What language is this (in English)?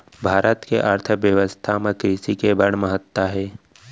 Chhattisgarhi